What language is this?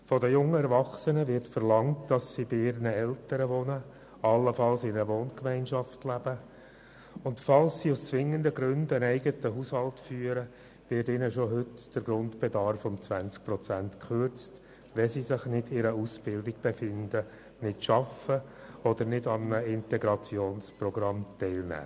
Swiss German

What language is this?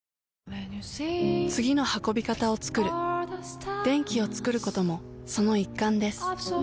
Japanese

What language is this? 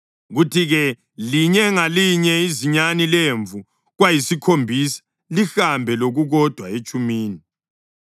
North Ndebele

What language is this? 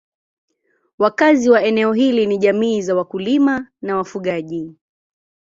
Swahili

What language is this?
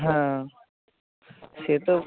Bangla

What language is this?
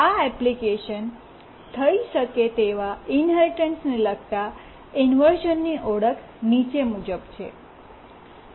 Gujarati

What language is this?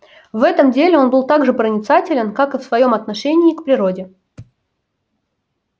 Russian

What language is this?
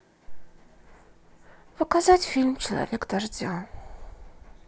Russian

